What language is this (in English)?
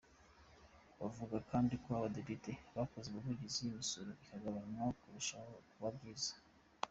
Kinyarwanda